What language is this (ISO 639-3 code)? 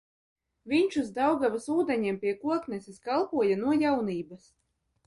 lav